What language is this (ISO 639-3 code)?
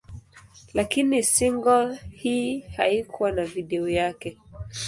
swa